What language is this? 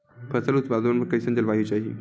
Chhattisgarhi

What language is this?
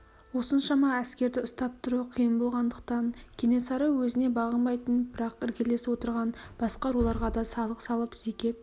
Kazakh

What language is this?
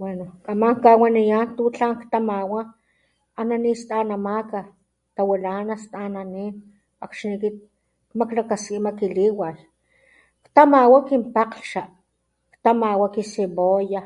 Papantla Totonac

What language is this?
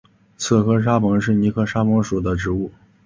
Chinese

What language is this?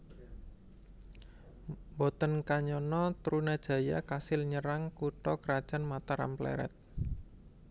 Javanese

